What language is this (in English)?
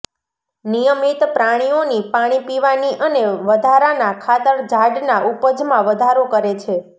Gujarati